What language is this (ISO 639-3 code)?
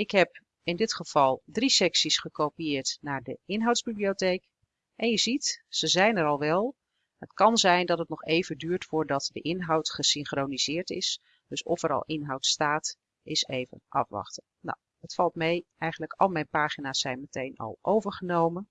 nld